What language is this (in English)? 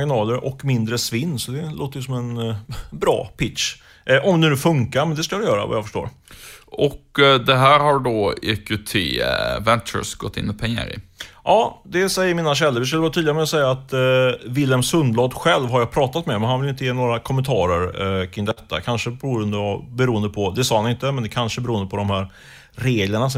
Swedish